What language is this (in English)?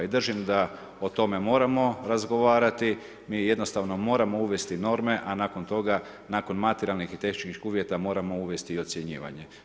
Croatian